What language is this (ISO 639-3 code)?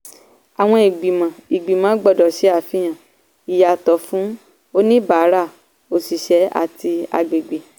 yor